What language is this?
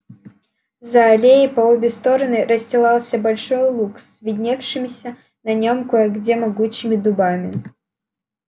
Russian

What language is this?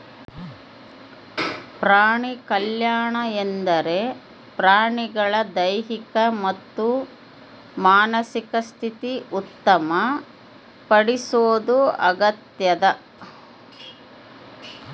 Kannada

